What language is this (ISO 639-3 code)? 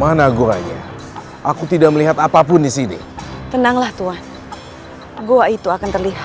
ind